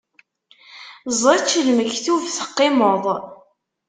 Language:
Kabyle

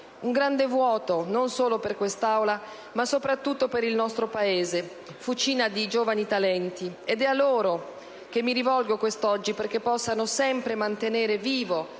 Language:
Italian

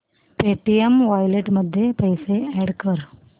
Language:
Marathi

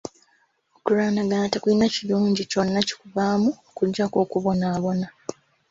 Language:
Ganda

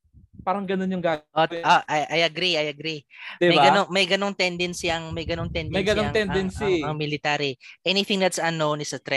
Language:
Filipino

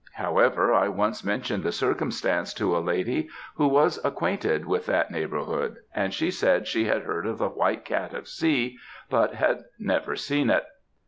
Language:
English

